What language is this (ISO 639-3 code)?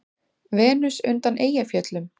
isl